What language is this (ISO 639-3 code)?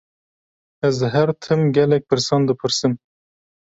kur